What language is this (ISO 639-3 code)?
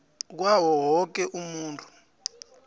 nbl